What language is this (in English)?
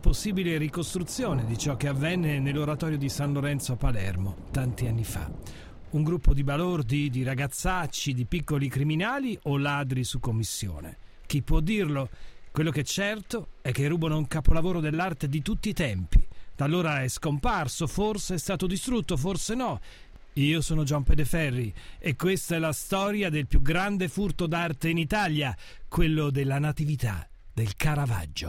Italian